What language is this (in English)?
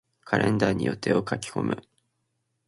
Japanese